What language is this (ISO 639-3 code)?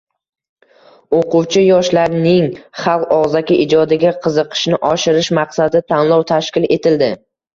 uzb